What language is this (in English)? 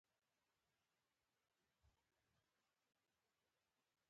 Pashto